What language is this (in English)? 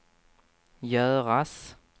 Swedish